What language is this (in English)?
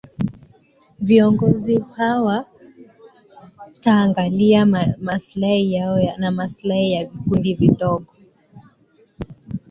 Swahili